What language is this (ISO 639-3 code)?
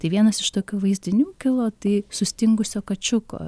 lit